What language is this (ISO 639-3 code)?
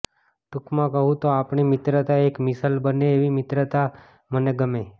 guj